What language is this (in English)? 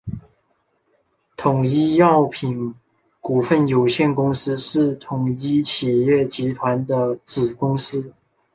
Chinese